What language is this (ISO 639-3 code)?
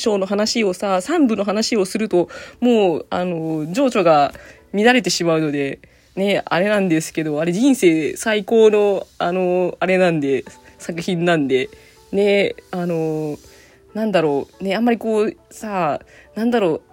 jpn